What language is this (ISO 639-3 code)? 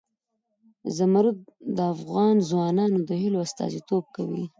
pus